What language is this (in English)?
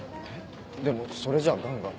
Japanese